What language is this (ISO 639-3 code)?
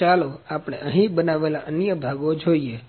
guj